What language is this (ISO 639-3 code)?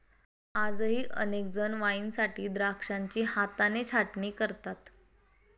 mar